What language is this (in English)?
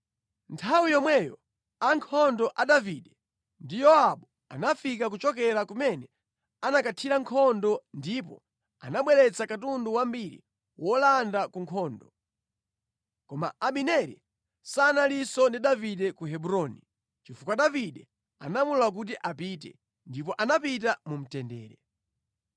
Nyanja